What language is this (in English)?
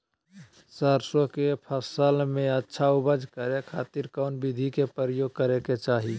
Magahi